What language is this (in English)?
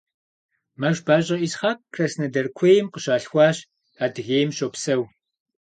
Kabardian